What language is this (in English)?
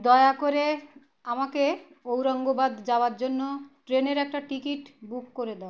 Bangla